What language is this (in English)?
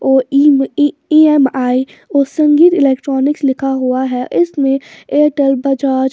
Hindi